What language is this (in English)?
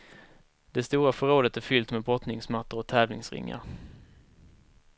Swedish